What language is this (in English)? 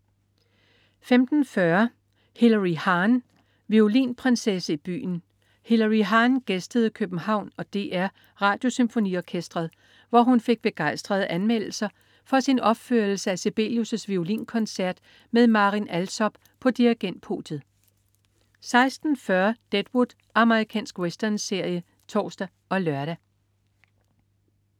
Danish